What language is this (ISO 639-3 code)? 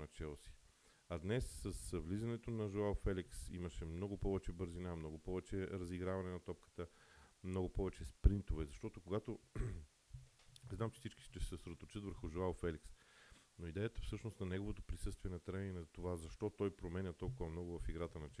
bul